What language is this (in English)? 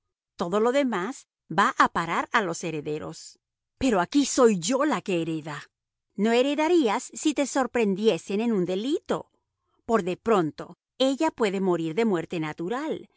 Spanish